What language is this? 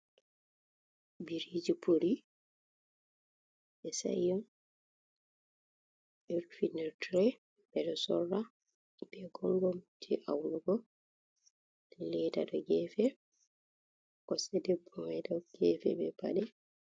Fula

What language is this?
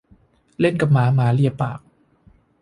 Thai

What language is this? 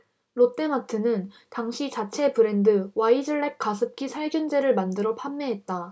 Korean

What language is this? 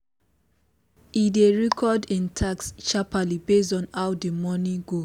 Nigerian Pidgin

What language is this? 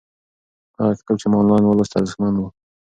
Pashto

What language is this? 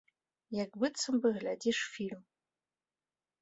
Belarusian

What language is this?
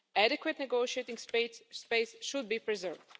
English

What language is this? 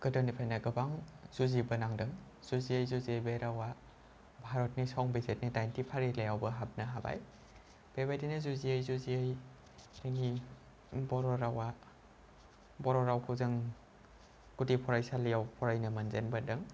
Bodo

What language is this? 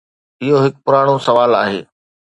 Sindhi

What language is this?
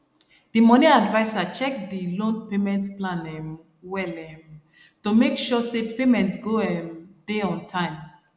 Nigerian Pidgin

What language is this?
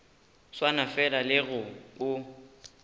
Northern Sotho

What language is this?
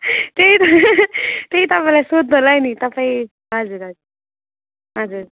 Nepali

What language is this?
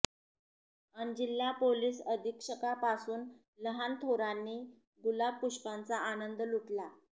Marathi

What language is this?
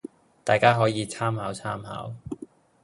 Cantonese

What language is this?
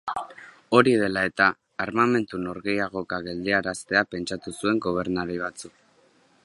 Basque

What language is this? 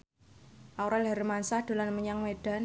Javanese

